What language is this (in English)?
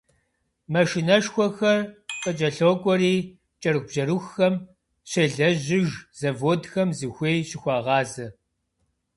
Kabardian